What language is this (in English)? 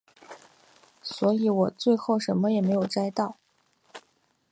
Chinese